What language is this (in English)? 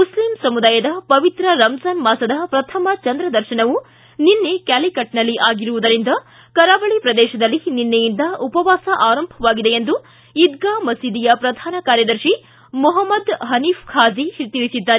Kannada